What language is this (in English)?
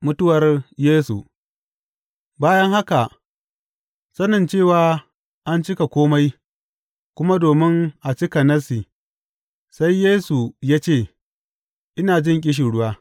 Hausa